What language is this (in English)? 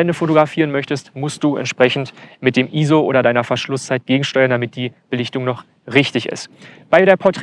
German